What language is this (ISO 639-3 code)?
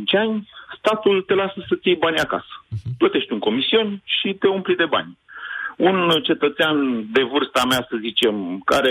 ron